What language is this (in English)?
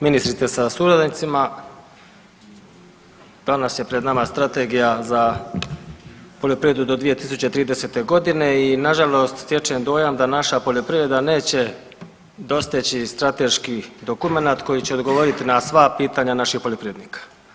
Croatian